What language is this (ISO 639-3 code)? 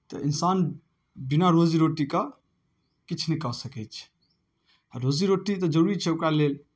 mai